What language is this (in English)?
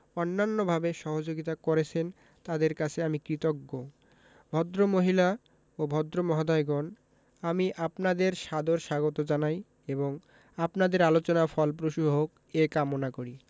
Bangla